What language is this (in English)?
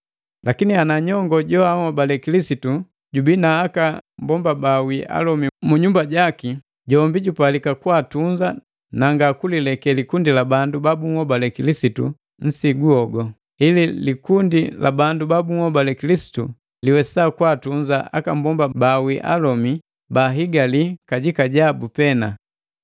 Matengo